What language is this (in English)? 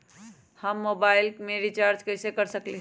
Magahi